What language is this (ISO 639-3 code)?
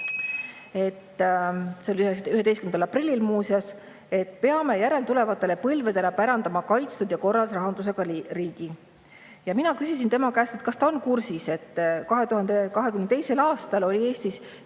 est